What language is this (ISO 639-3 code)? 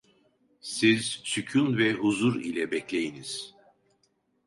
tur